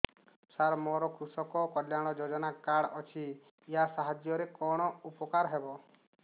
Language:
Odia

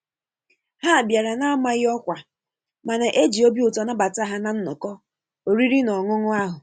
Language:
Igbo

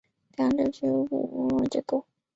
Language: Chinese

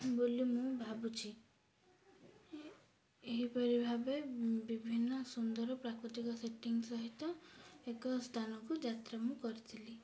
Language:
Odia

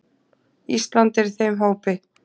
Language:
Icelandic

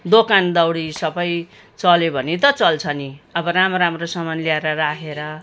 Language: Nepali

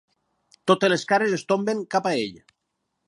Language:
Catalan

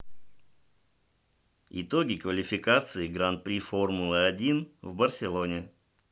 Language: Russian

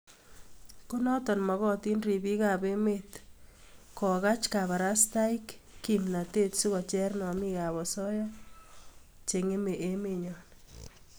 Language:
Kalenjin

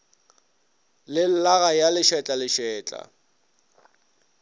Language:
Northern Sotho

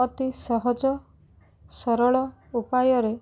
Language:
Odia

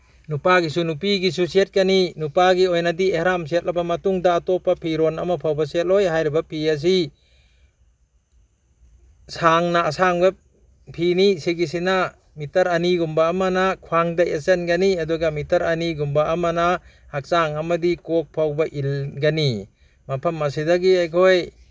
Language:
Manipuri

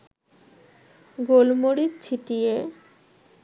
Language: Bangla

